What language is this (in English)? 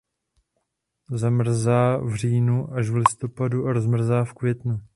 Czech